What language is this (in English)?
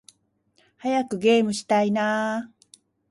Japanese